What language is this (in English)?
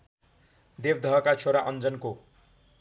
Nepali